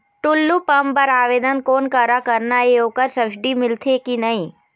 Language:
Chhattisgarhi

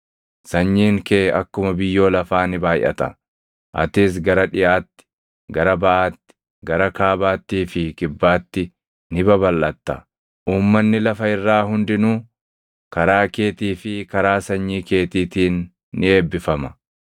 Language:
Oromo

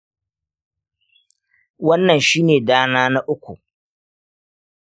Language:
Hausa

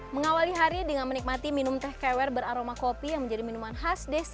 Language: Indonesian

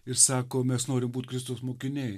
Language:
Lithuanian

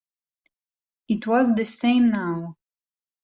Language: English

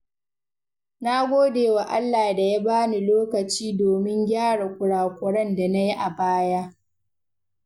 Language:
Hausa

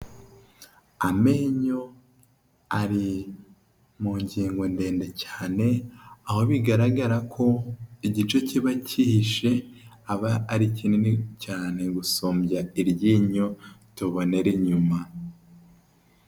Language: Kinyarwanda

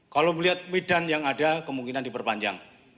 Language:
Indonesian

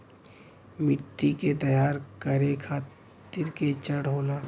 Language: Bhojpuri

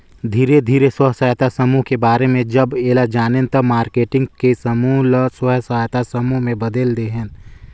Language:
Chhattisgarhi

